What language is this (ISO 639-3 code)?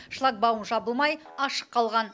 kaz